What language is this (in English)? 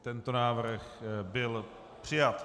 Czech